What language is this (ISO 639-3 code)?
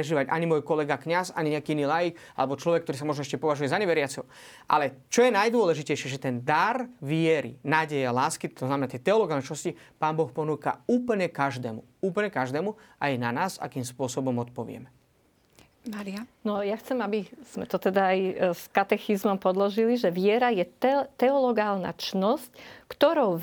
slk